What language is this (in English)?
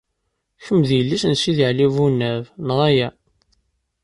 Kabyle